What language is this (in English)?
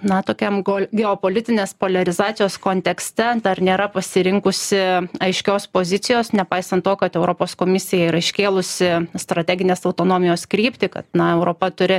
Lithuanian